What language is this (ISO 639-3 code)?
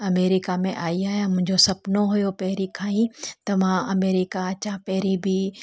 snd